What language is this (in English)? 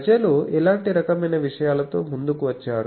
Telugu